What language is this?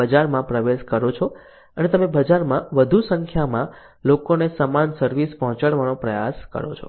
Gujarati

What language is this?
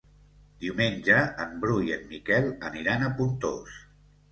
Catalan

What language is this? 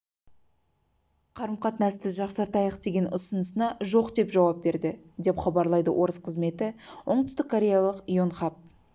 Kazakh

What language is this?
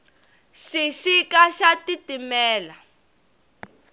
Tsonga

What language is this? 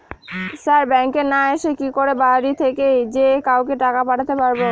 Bangla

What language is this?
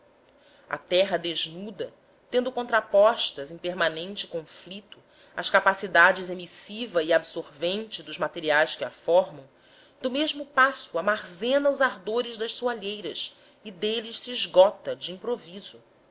Portuguese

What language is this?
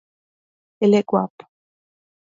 Portuguese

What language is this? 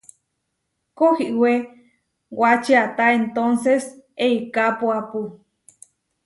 Huarijio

